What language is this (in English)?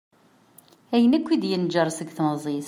Kabyle